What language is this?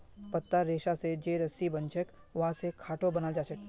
Magahi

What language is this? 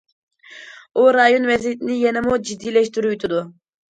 Uyghur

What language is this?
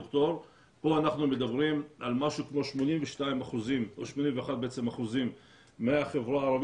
Hebrew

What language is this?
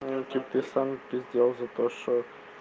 Russian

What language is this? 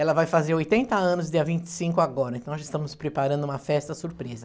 Portuguese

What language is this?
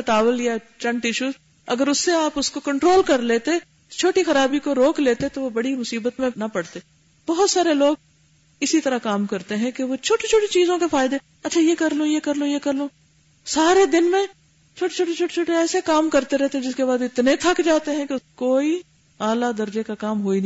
Urdu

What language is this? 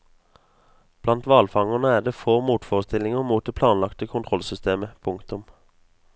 Norwegian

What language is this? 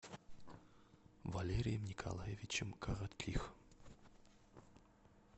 Russian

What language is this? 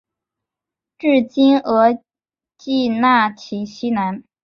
Chinese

